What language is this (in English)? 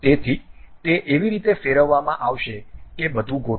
Gujarati